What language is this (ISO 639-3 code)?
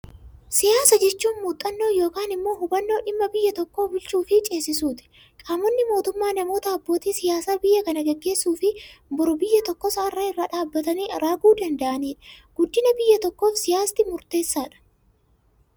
orm